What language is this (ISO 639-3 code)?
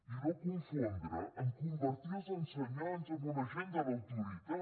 cat